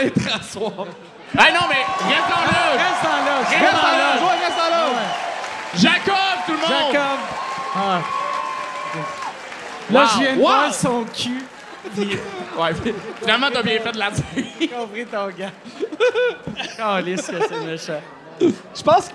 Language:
French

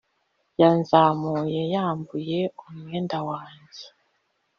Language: Kinyarwanda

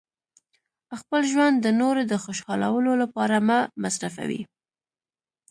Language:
Pashto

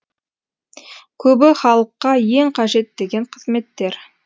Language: Kazakh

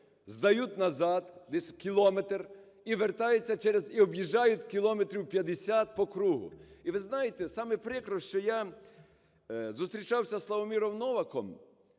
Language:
Ukrainian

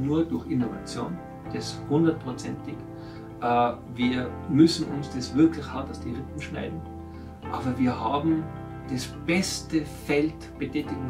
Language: German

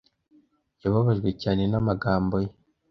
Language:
Kinyarwanda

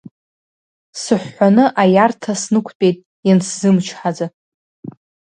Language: Abkhazian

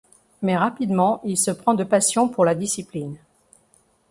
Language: French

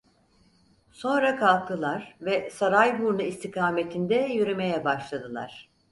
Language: Turkish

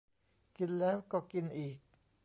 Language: Thai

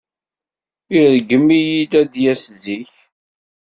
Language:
Kabyle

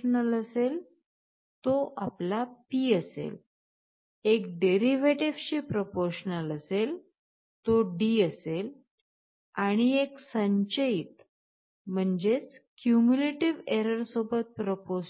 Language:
Marathi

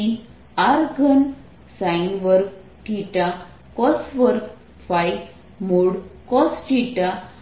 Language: Gujarati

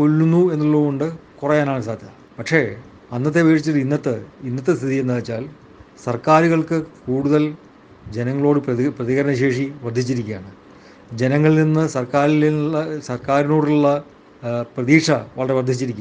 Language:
Malayalam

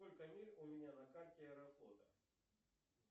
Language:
Russian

